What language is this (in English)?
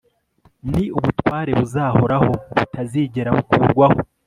Kinyarwanda